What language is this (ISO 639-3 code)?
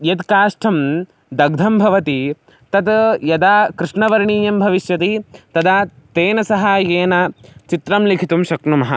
san